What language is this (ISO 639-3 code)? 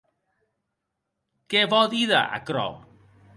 oci